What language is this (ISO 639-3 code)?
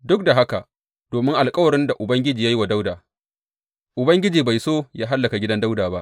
hau